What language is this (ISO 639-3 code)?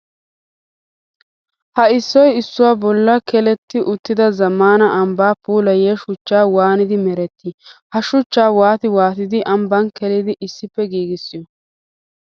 wal